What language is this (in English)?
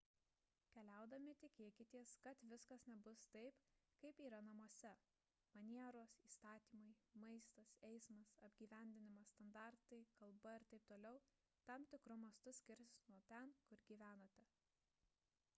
Lithuanian